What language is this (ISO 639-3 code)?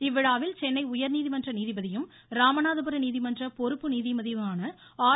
tam